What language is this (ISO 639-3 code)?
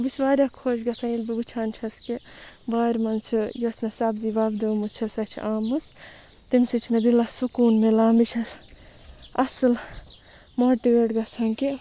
kas